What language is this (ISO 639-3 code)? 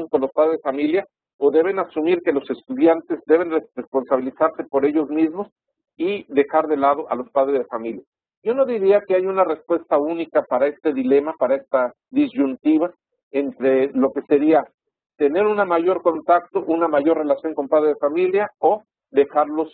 spa